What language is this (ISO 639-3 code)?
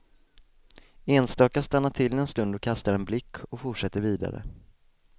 swe